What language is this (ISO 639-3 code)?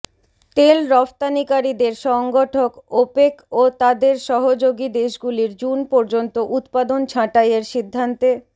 ben